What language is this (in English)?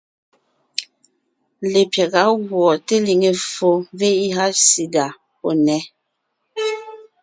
Ngiemboon